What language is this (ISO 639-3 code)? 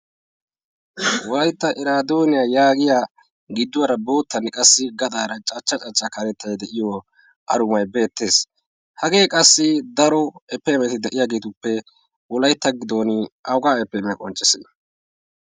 wal